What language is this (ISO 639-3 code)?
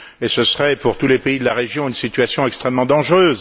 fra